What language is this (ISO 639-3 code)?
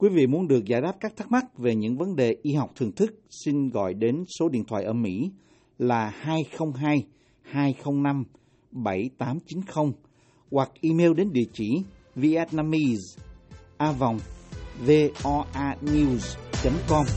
vie